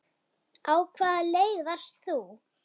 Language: Icelandic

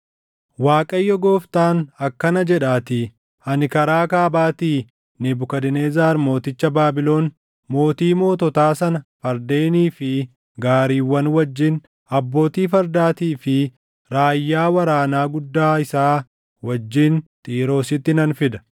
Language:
Oromo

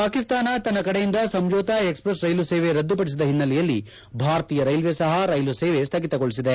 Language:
Kannada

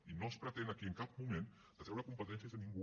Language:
Catalan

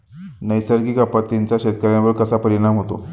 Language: Marathi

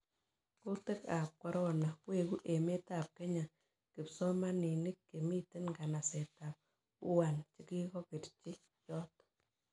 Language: Kalenjin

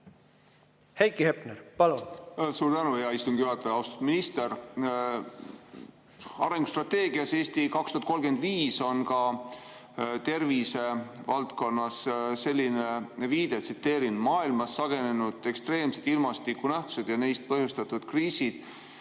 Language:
Estonian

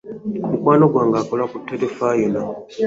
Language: Ganda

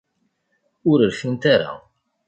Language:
Kabyle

